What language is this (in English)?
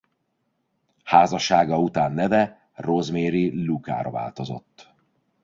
Hungarian